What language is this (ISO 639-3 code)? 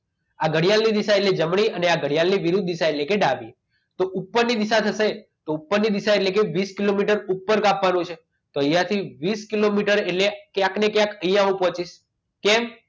guj